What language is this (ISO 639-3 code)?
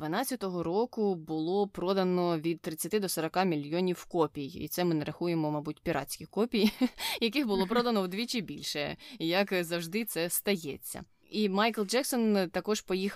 ukr